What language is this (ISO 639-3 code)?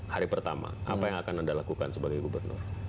ind